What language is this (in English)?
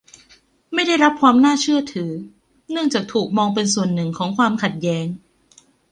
Thai